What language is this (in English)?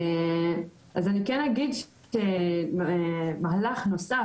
Hebrew